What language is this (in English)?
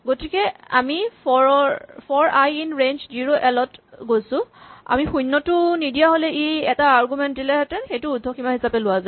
Assamese